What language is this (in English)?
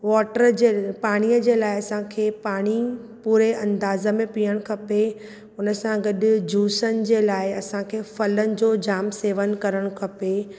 Sindhi